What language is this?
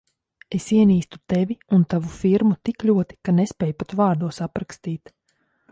Latvian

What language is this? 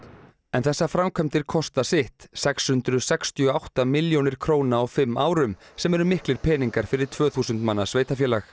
Icelandic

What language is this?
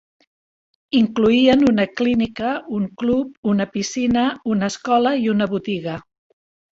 Catalan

